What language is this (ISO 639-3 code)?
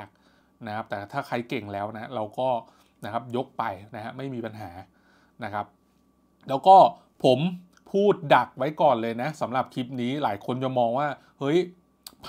tha